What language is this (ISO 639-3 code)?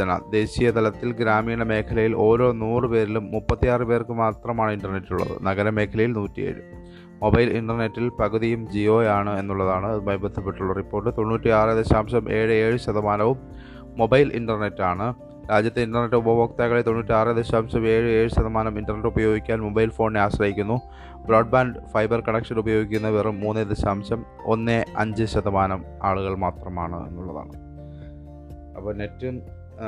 mal